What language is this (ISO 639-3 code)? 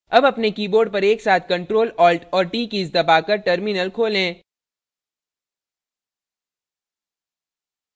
hin